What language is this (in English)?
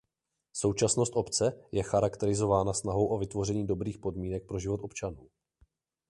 Czech